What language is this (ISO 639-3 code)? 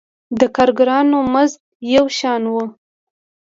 pus